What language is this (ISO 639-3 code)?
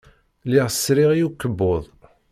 kab